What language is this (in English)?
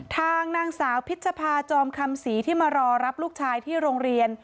Thai